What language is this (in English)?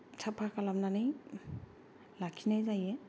Bodo